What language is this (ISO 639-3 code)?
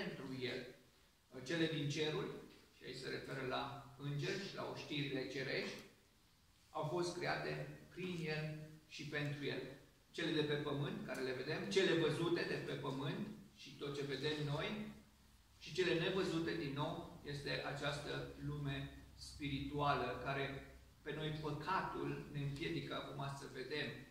ron